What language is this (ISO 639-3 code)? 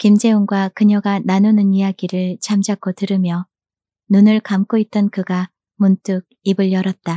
kor